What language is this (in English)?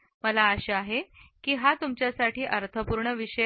Marathi